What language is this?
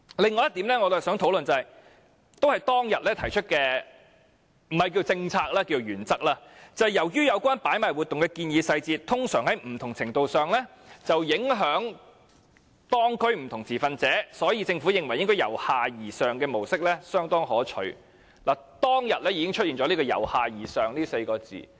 Cantonese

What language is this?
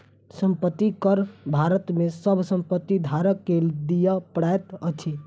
Maithili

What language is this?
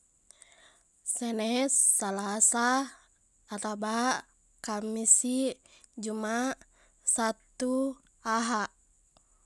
Buginese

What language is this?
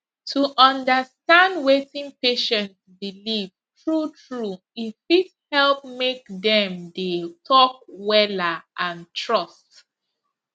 Nigerian Pidgin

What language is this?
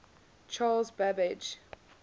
English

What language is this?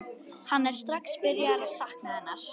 Icelandic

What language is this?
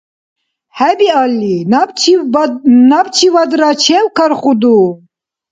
Dargwa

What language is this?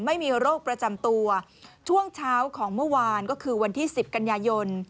Thai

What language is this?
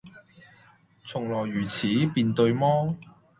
Cantonese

